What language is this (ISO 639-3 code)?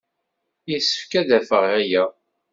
kab